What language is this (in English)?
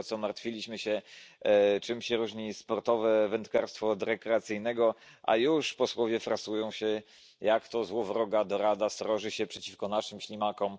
Polish